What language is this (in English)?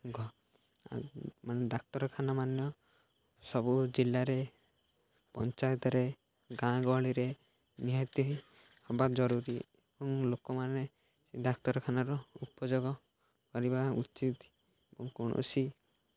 Odia